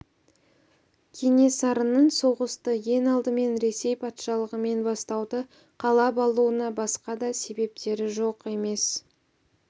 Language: Kazakh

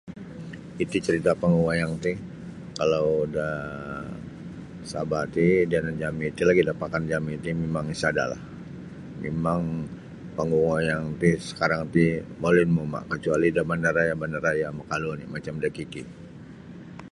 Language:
Sabah Bisaya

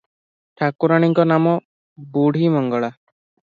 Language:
Odia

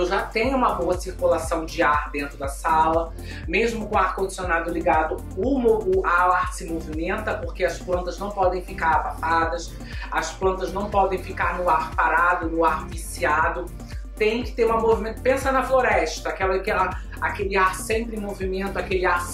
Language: Portuguese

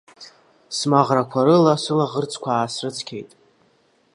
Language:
Abkhazian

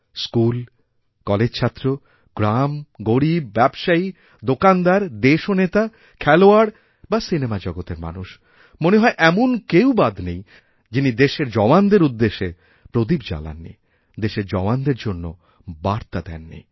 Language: Bangla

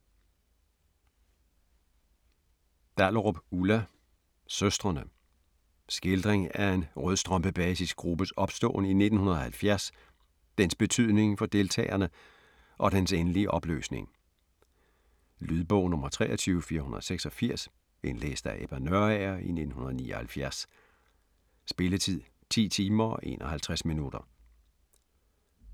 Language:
Danish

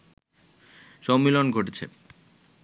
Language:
Bangla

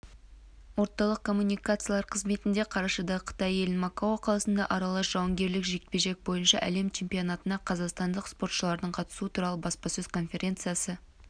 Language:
Kazakh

